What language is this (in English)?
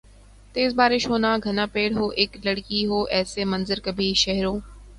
Urdu